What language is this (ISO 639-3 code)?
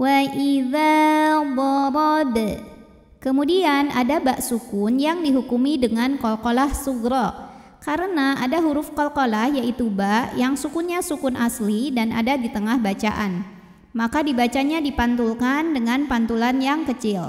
ind